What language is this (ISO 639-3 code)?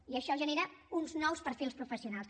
cat